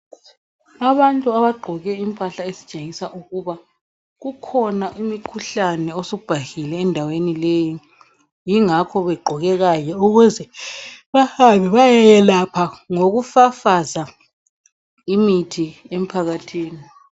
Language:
North Ndebele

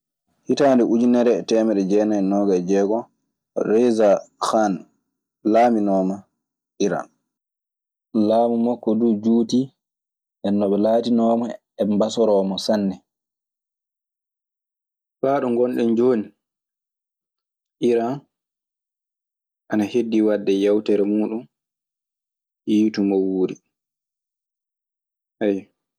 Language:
Maasina Fulfulde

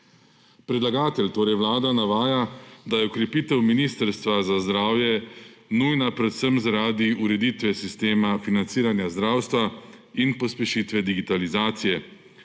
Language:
Slovenian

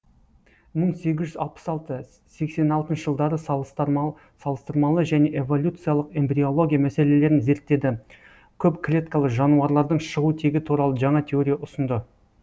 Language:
Kazakh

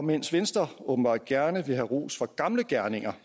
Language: Danish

